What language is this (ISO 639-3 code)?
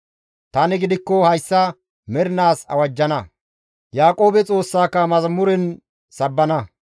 gmv